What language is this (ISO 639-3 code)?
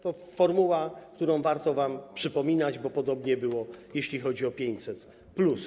pol